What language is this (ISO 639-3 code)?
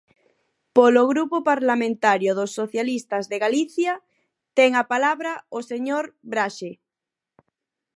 glg